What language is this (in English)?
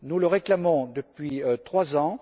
French